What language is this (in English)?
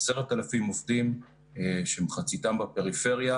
Hebrew